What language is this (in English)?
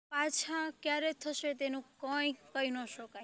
Gujarati